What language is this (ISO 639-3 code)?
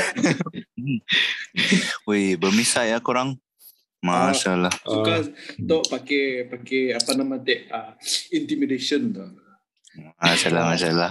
msa